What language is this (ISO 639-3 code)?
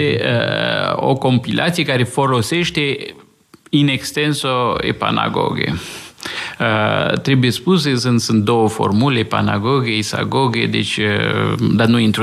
ron